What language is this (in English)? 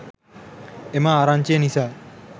Sinhala